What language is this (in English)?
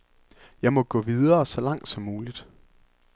Danish